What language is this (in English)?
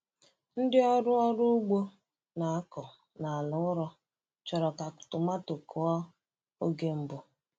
Igbo